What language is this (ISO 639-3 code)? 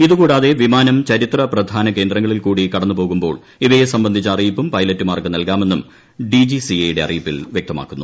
mal